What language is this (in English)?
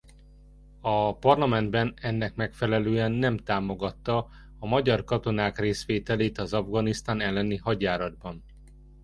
Hungarian